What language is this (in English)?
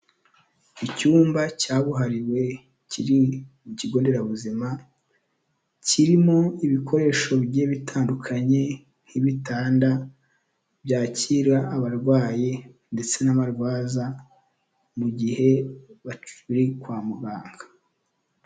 Kinyarwanda